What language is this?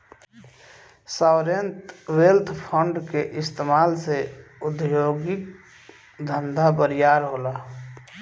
Bhojpuri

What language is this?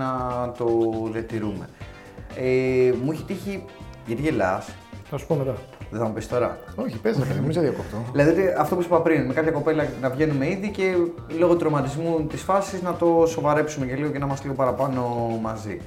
Greek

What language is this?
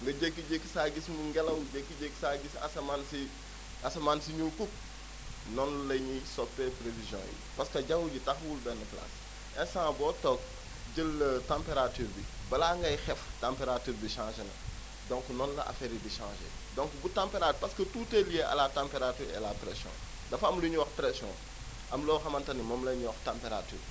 Wolof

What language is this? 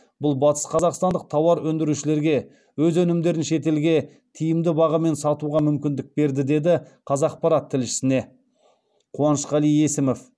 Kazakh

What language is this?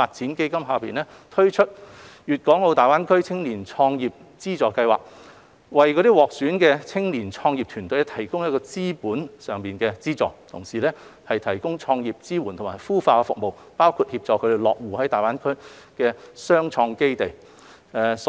Cantonese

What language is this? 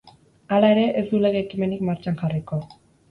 Basque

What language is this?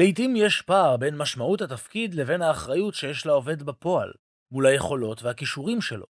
Hebrew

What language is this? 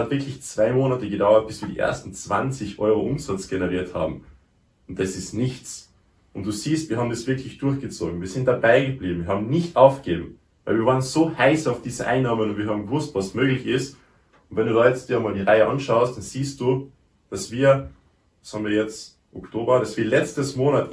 German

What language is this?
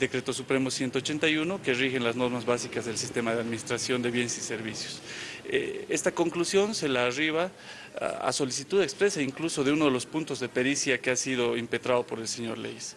Spanish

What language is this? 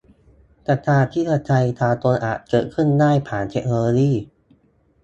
Thai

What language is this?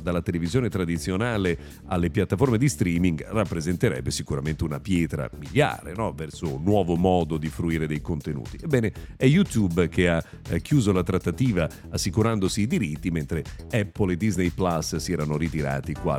Italian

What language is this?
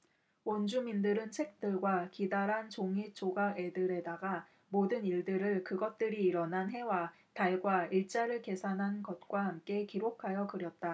Korean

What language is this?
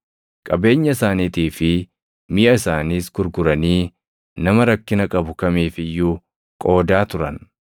Oromo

